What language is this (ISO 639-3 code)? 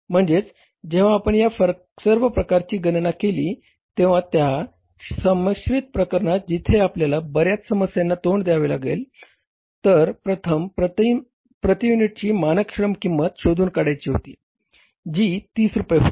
mar